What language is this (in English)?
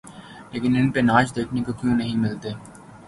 Urdu